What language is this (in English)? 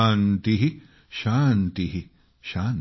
Marathi